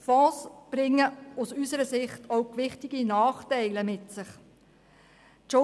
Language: Swiss German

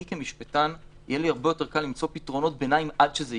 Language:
Hebrew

